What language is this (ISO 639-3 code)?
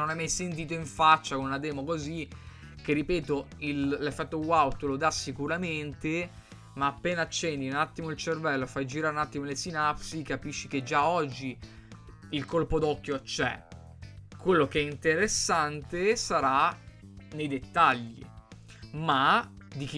ita